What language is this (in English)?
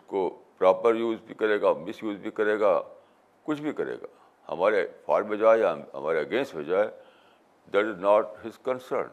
Urdu